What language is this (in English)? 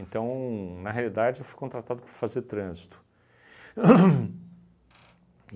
Portuguese